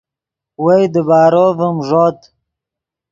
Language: Yidgha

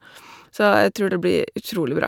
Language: Norwegian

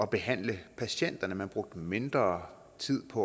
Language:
Danish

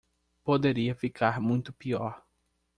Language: Portuguese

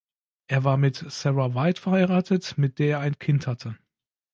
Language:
German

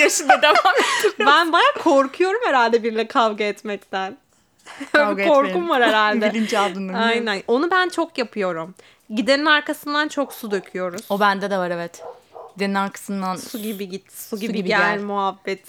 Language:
Turkish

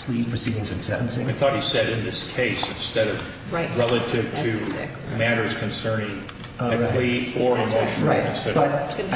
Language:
English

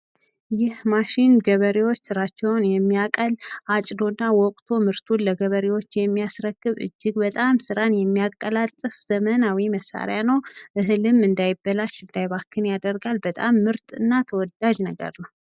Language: Amharic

